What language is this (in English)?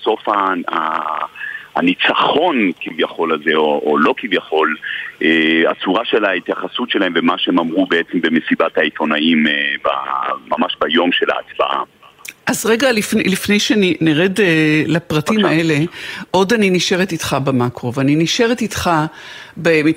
Hebrew